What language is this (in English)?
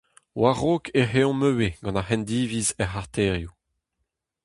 Breton